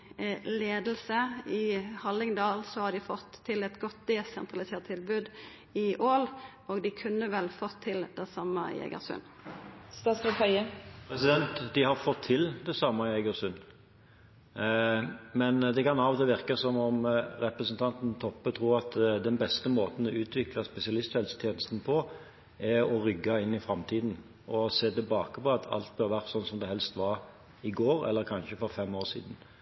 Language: Norwegian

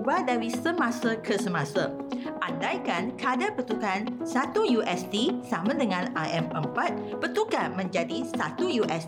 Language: Malay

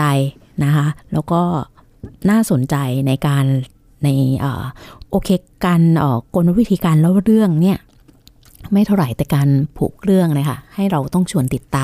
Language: Thai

